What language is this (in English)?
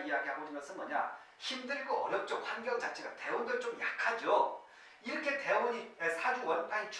Korean